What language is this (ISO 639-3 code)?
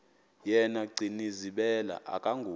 xho